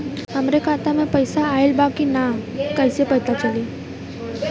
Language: Bhojpuri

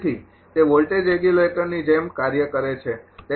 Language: Gujarati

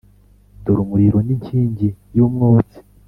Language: Kinyarwanda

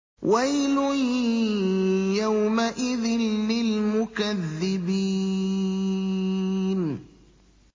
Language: Arabic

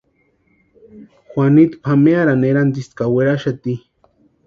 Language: Western Highland Purepecha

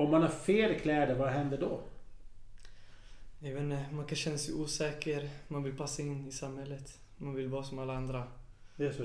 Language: Swedish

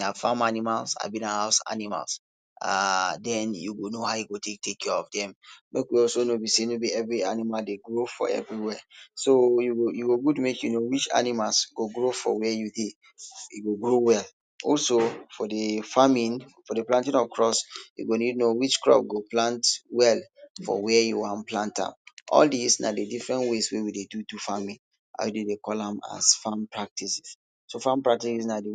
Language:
Nigerian Pidgin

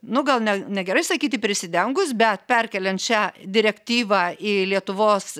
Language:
Lithuanian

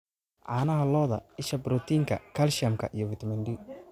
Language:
Somali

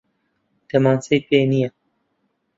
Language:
Central Kurdish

